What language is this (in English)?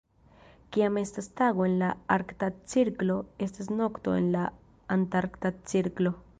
Esperanto